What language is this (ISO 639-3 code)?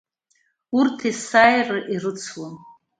abk